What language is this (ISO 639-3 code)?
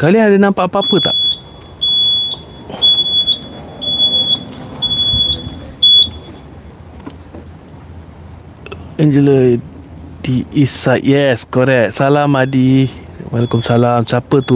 msa